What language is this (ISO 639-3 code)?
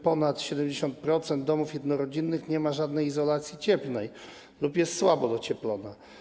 pol